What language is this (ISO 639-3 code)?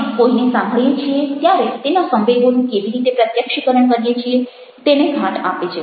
guj